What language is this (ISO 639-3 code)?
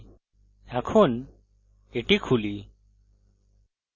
ben